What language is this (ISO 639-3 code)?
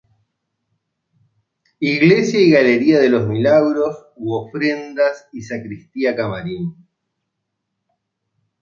spa